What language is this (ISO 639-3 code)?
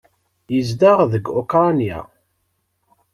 kab